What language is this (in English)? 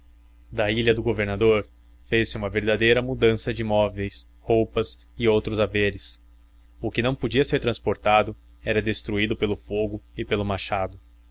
Portuguese